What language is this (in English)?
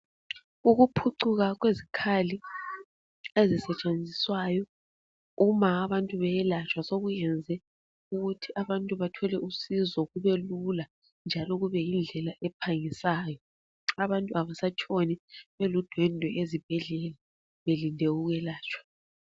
North Ndebele